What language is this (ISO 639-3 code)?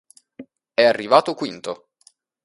ita